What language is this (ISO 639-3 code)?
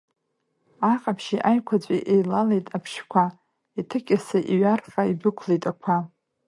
abk